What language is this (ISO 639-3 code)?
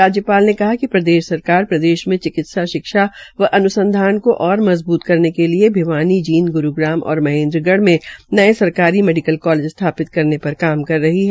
hin